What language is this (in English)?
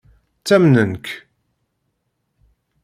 Kabyle